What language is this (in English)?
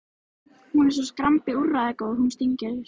Icelandic